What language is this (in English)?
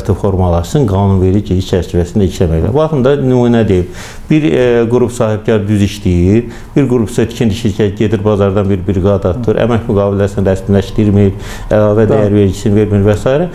Turkish